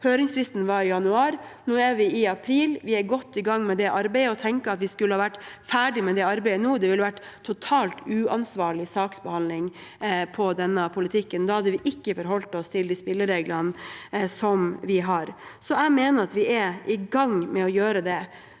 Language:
Norwegian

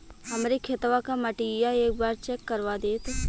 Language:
Bhojpuri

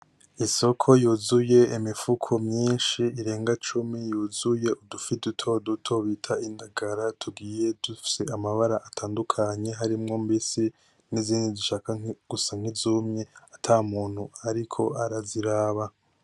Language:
Rundi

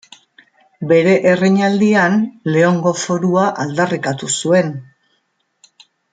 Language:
Basque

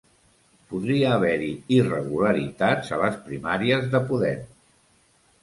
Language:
Catalan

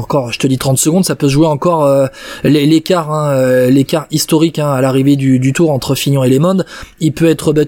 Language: French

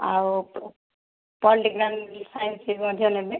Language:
Odia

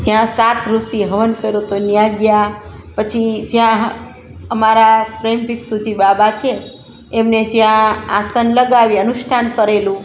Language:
Gujarati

